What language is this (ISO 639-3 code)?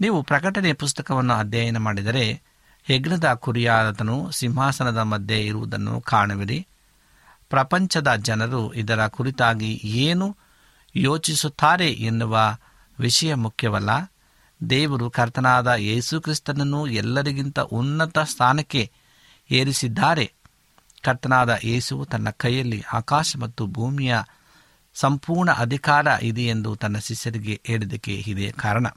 kan